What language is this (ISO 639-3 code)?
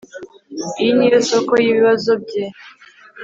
kin